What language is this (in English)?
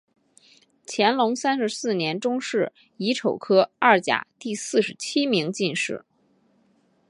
Chinese